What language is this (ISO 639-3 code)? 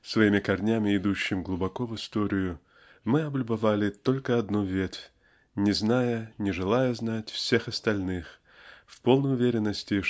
rus